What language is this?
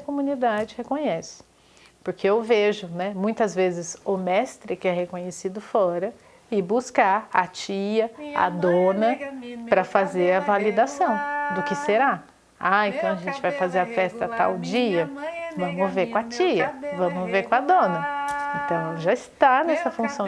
Portuguese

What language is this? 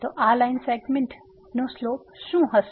Gujarati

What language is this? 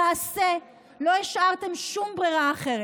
Hebrew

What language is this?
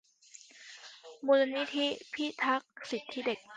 Thai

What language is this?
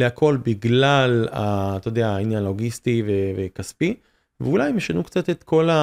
Hebrew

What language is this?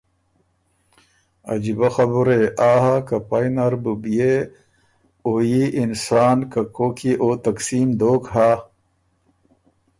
Ormuri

